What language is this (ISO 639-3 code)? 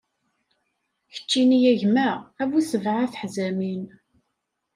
kab